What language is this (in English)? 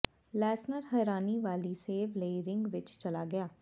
Punjabi